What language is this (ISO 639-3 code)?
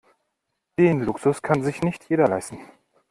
deu